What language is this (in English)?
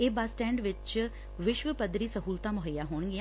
Punjabi